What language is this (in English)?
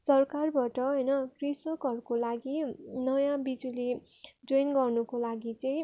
Nepali